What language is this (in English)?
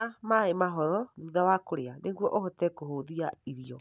Kikuyu